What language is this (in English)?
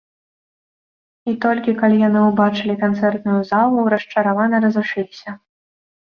Belarusian